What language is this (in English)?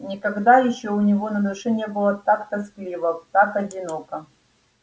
Russian